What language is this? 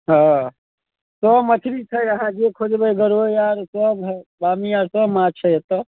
Maithili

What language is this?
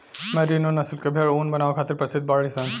Bhojpuri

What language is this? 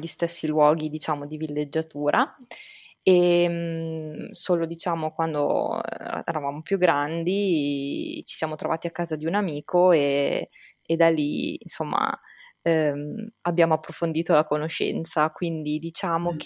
Italian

